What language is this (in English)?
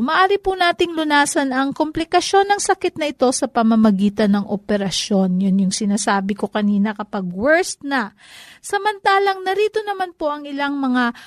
Filipino